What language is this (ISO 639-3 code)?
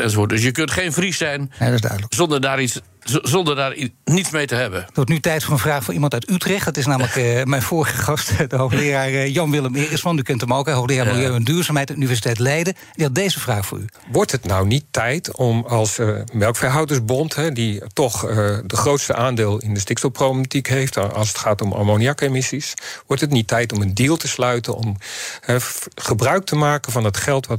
nld